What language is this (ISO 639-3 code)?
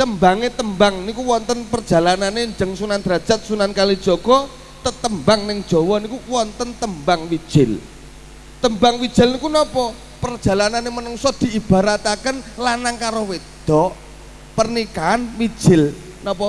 ind